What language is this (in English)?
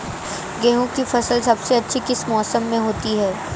Hindi